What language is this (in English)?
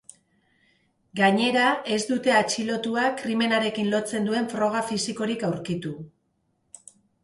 Basque